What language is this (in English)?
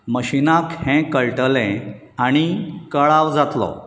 Konkani